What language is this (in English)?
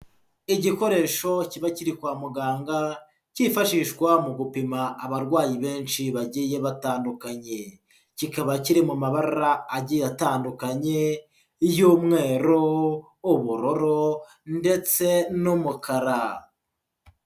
Kinyarwanda